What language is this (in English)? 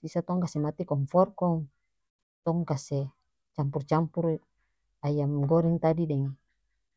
North Moluccan Malay